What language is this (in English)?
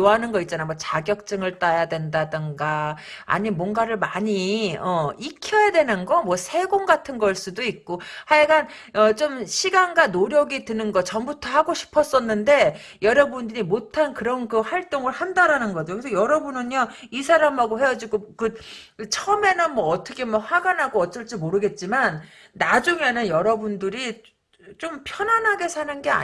Korean